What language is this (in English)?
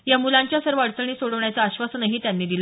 Marathi